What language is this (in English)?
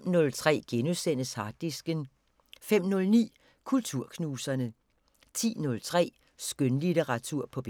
Danish